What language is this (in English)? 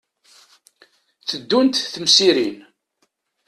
Kabyle